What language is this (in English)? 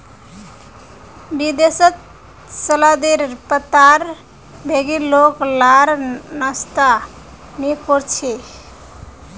Magahi